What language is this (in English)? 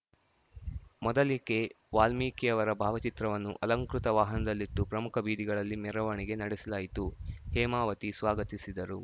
Kannada